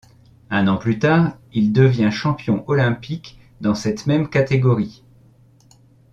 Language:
French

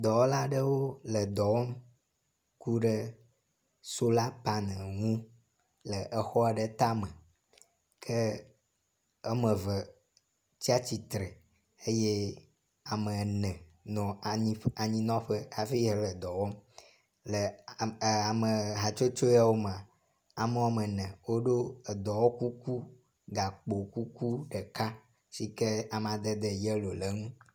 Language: Ewe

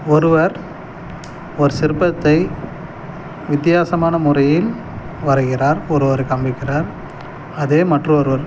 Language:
Tamil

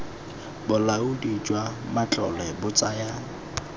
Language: Tswana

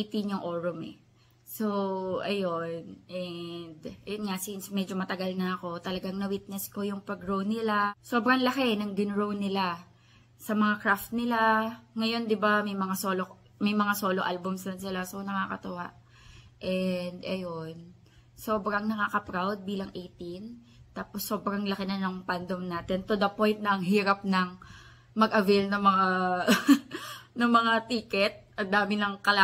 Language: Filipino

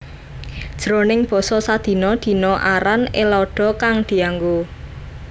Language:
Javanese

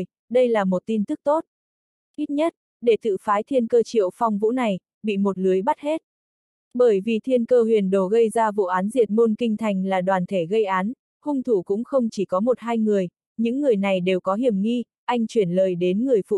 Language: Vietnamese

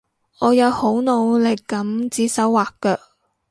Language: Cantonese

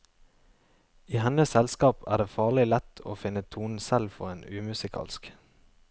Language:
Norwegian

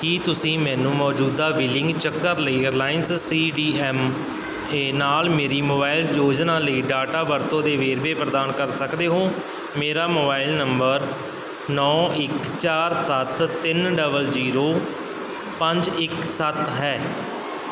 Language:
Punjabi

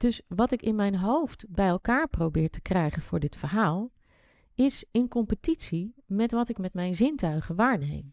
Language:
Dutch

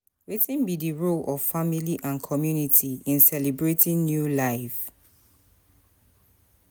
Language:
Nigerian Pidgin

